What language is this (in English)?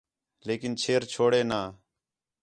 Khetrani